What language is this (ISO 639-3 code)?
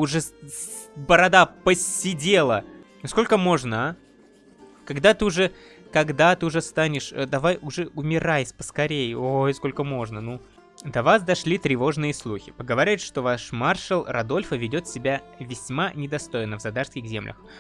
rus